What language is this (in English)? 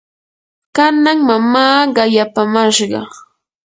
Yanahuanca Pasco Quechua